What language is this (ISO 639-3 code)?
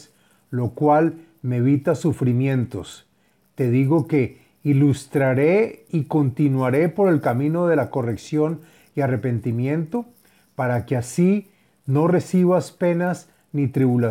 spa